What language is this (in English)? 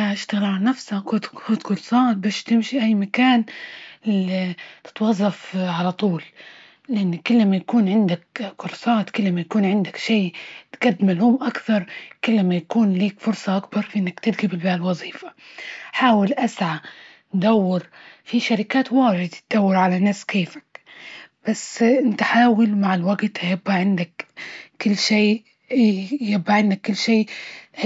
Libyan Arabic